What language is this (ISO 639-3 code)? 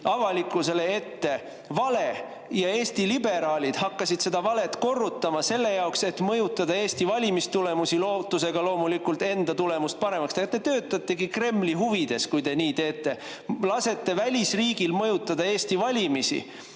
est